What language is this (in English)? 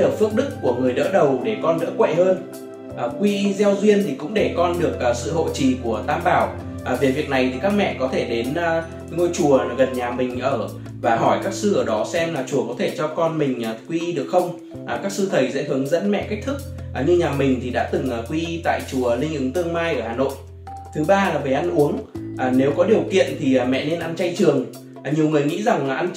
Vietnamese